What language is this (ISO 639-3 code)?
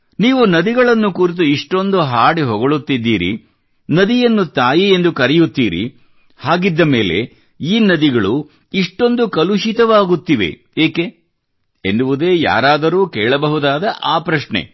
kan